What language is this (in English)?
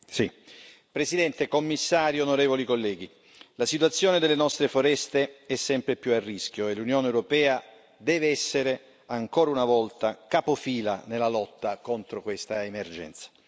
Italian